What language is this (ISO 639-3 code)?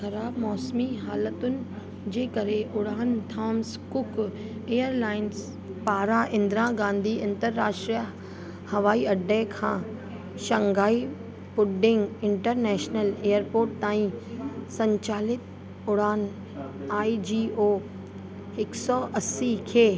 snd